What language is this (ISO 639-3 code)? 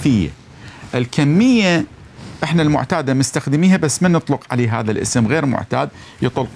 ara